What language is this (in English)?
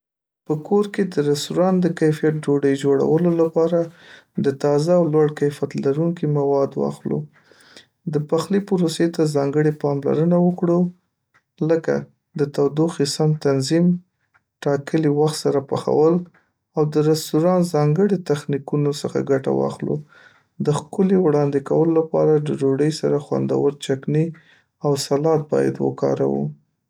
Pashto